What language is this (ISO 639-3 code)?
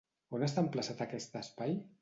cat